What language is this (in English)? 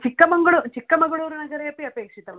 Sanskrit